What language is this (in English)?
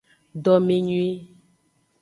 Aja (Benin)